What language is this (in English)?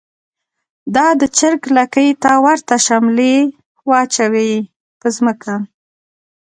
Pashto